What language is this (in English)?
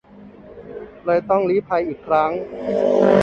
Thai